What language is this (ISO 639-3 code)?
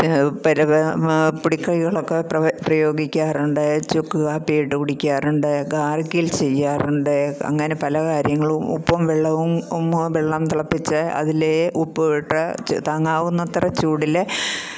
mal